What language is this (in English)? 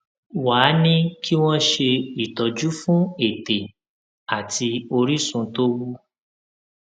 Yoruba